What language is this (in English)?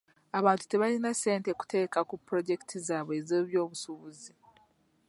Ganda